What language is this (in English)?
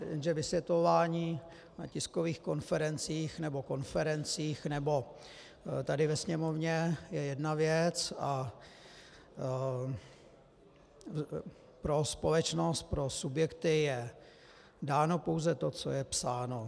Czech